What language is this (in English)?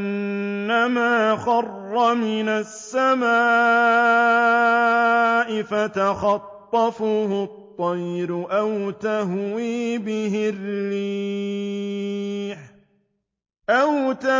Arabic